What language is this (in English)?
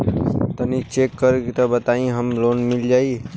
Bhojpuri